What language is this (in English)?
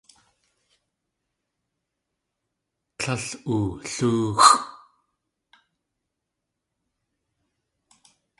Tlingit